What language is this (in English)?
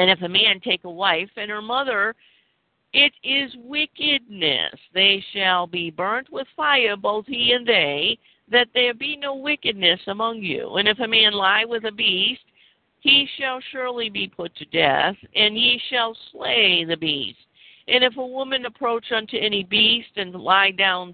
English